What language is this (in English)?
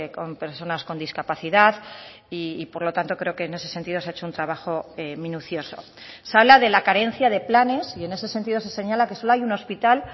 Spanish